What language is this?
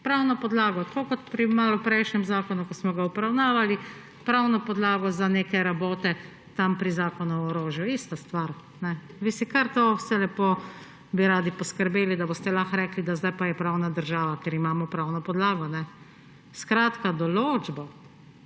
Slovenian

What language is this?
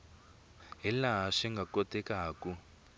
Tsonga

